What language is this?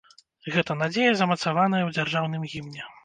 Belarusian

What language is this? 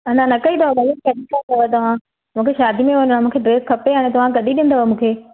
Sindhi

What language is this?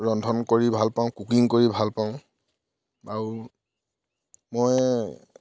Assamese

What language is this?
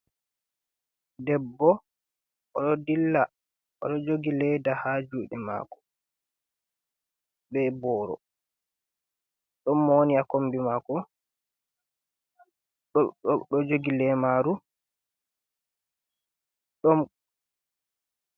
Fula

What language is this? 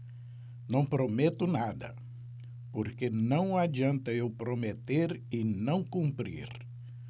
Portuguese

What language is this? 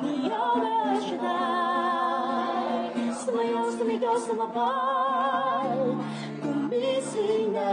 Filipino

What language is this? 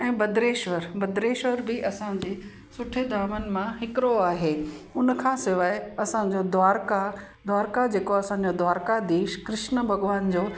Sindhi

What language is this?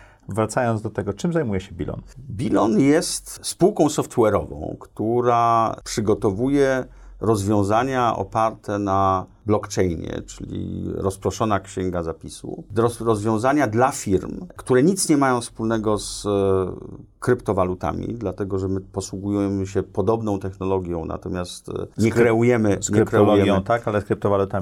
Polish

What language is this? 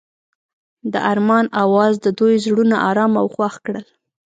Pashto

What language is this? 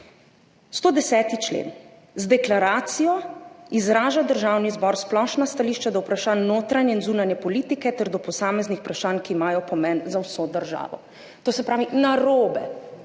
Slovenian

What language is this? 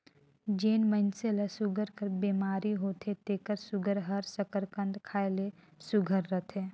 Chhattisgarhi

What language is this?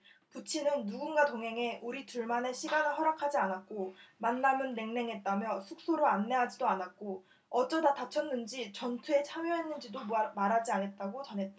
Korean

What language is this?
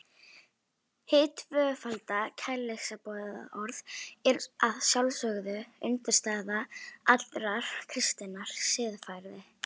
Icelandic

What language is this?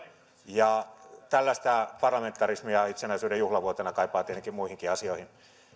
Finnish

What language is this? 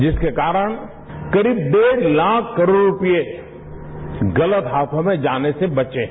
Hindi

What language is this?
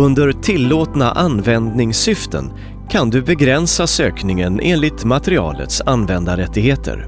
Swedish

